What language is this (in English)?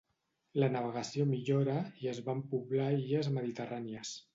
Catalan